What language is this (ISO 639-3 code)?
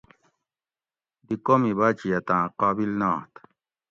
gwc